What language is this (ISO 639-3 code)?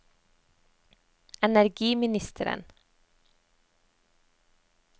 nor